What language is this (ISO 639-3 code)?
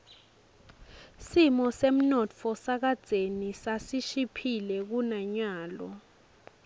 ssw